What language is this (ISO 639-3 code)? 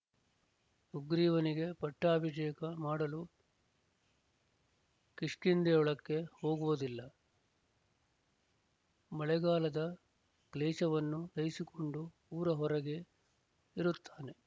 kan